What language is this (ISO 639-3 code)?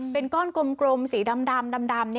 tha